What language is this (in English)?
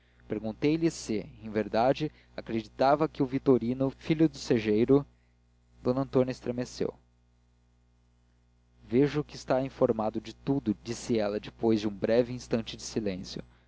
Portuguese